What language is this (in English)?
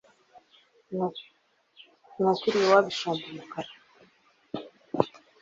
Kinyarwanda